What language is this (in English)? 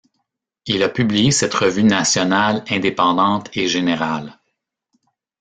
French